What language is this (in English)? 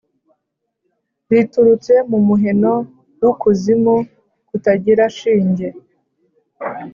Kinyarwanda